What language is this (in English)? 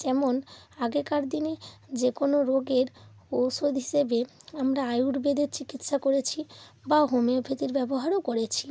Bangla